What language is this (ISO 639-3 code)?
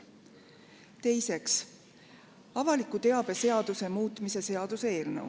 est